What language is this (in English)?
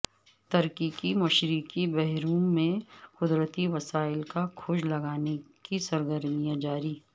Urdu